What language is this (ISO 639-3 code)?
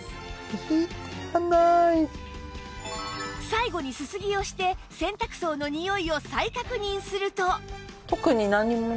jpn